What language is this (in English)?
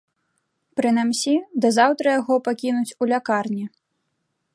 Belarusian